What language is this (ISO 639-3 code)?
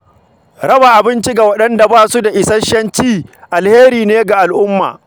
hau